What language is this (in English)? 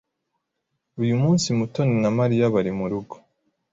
Kinyarwanda